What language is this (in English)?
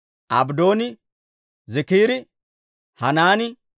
Dawro